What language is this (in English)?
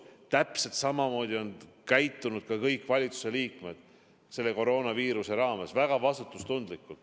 Estonian